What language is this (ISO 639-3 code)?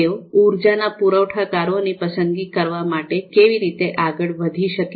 guj